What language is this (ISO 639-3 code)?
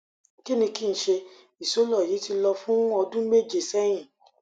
yor